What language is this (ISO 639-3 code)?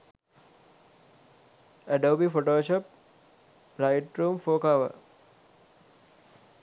sin